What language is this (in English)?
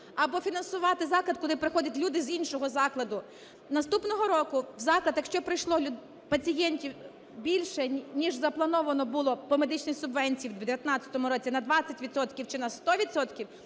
Ukrainian